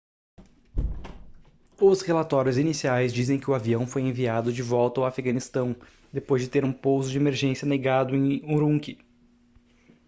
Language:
Portuguese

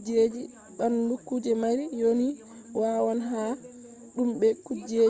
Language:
Fula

